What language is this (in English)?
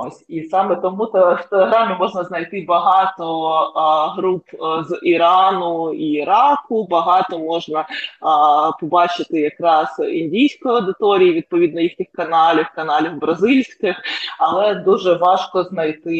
Ukrainian